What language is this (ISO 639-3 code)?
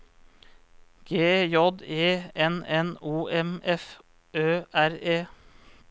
nor